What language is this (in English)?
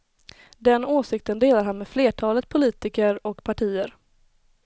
Swedish